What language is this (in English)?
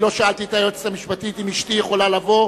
Hebrew